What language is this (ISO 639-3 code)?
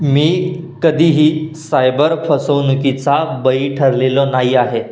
mar